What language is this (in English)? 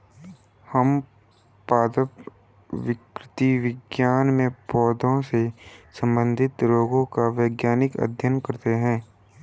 Hindi